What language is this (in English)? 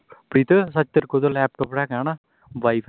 Punjabi